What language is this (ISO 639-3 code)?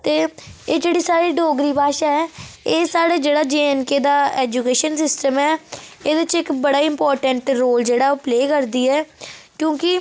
doi